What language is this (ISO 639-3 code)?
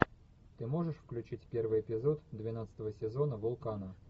rus